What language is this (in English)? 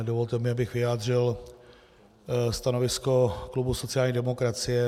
Czech